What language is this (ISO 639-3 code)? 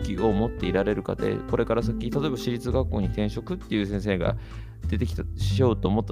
jpn